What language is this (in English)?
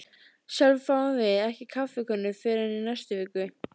Icelandic